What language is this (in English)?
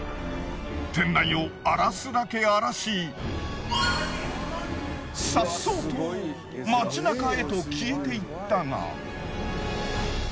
Japanese